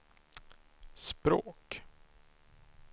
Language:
Swedish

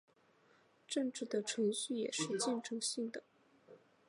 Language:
Chinese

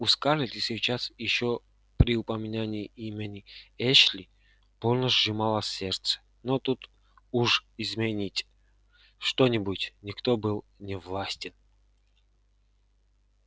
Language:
Russian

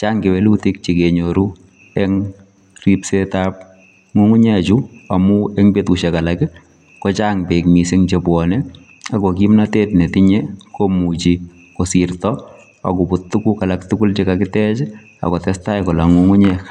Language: Kalenjin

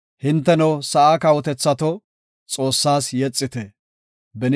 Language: Gofa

